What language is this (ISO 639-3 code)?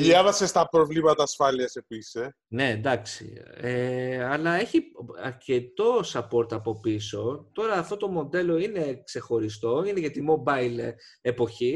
ell